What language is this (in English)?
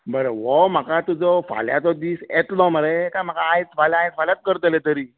Konkani